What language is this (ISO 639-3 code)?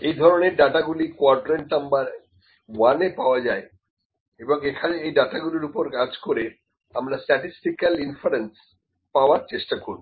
ben